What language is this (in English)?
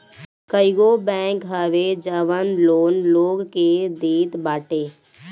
Bhojpuri